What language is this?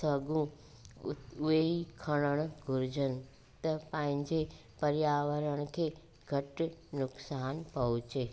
Sindhi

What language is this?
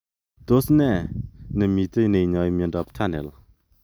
Kalenjin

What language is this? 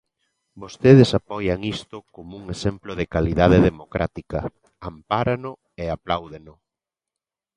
Galician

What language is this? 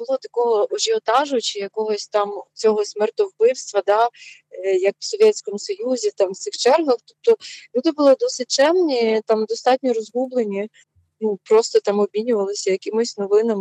Ukrainian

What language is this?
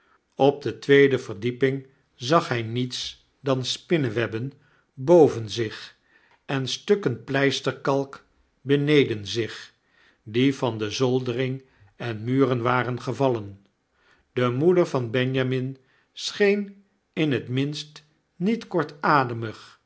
Dutch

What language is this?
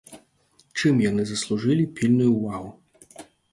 Belarusian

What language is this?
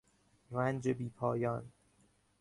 Persian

